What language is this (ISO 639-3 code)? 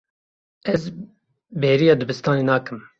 kur